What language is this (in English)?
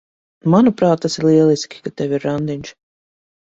Latvian